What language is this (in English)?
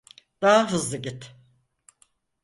Turkish